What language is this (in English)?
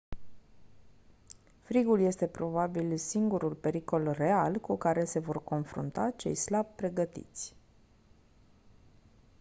Romanian